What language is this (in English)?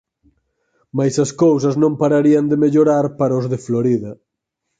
Galician